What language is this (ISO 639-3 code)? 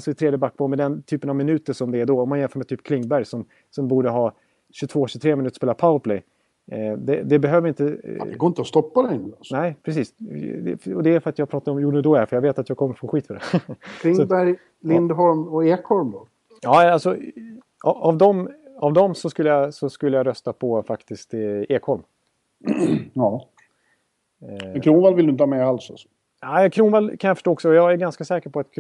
swe